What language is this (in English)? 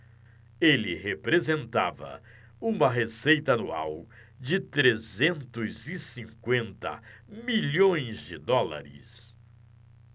Portuguese